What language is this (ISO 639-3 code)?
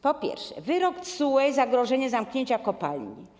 pol